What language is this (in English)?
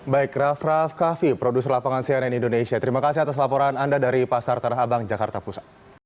Indonesian